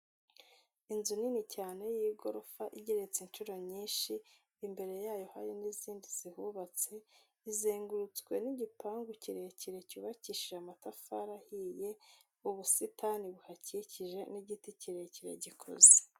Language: Kinyarwanda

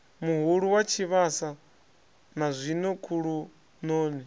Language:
Venda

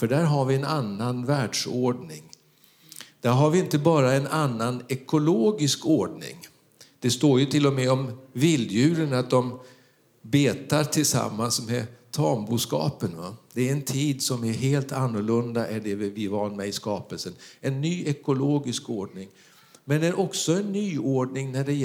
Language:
Swedish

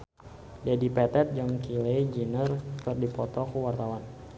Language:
Sundanese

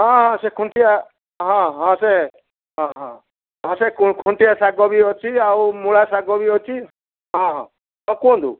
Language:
Odia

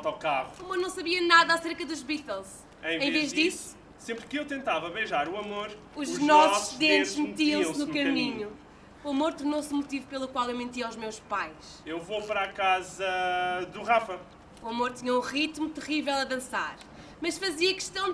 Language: Portuguese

